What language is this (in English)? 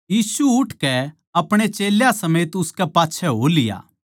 Haryanvi